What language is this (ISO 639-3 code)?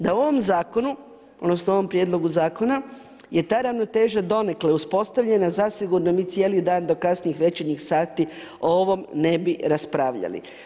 hrv